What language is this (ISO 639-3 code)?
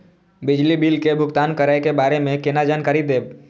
mai